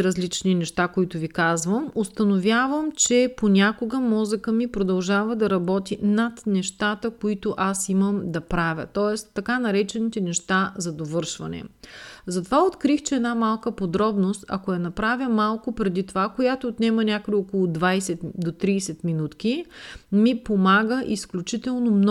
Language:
Bulgarian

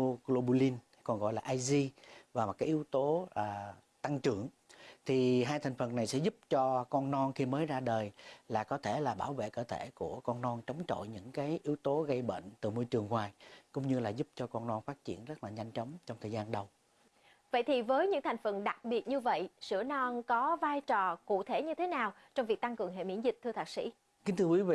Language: Vietnamese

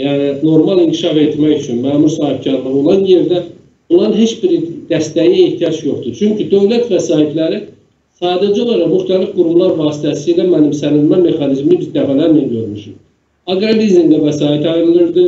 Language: Turkish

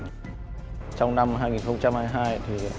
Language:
Vietnamese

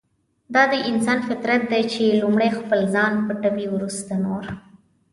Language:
Pashto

